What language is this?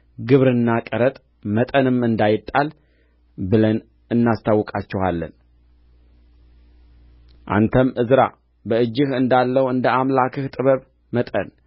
Amharic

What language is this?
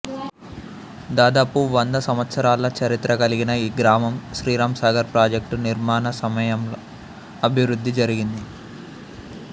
Telugu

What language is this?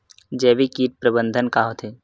Chhattisgarhi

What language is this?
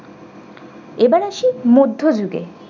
Bangla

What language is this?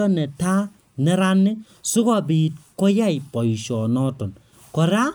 Kalenjin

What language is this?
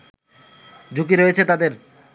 Bangla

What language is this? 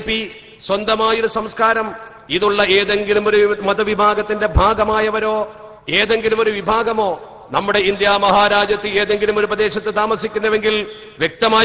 Arabic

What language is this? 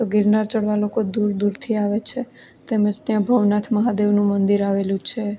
Gujarati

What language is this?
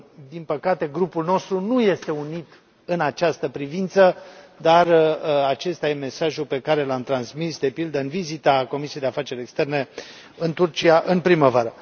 Romanian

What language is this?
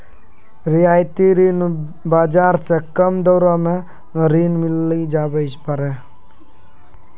Maithili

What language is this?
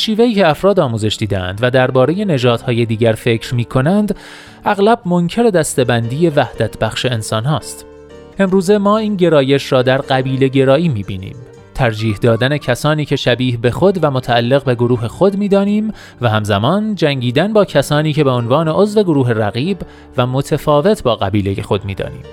Persian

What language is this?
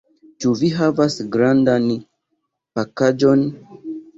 Esperanto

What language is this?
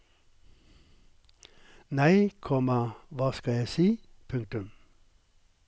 Norwegian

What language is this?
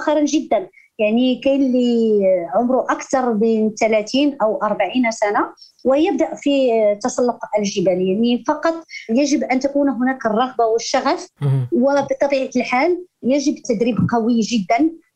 Arabic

